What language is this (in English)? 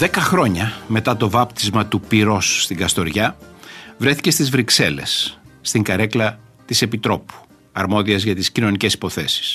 Greek